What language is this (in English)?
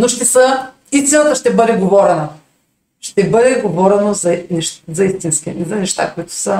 Bulgarian